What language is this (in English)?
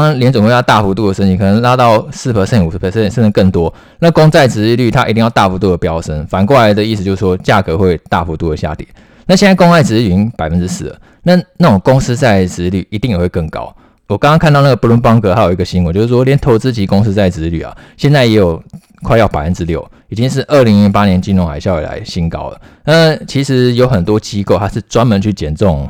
Chinese